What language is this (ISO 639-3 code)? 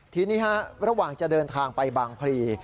tha